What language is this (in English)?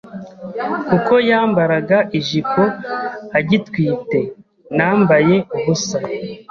Kinyarwanda